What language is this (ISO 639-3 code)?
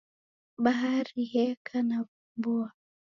dav